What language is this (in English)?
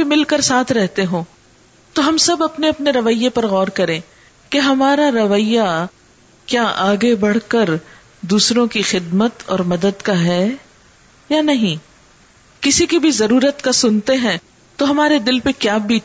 Urdu